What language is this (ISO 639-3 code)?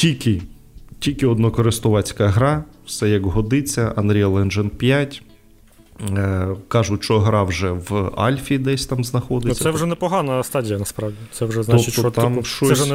ukr